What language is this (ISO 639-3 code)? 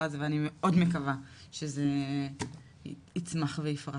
heb